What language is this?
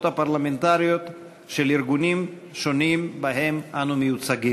Hebrew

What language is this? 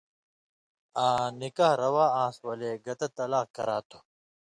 Indus Kohistani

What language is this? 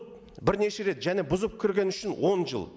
Kazakh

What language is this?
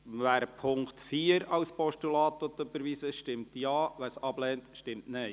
Swiss German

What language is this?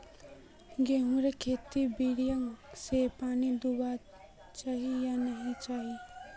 Magahi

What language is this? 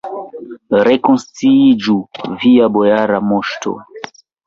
Esperanto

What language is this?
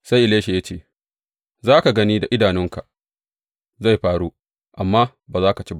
Hausa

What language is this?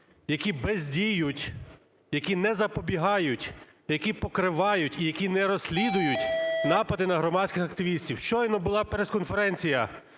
Ukrainian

